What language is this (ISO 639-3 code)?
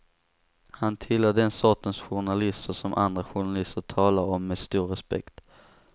swe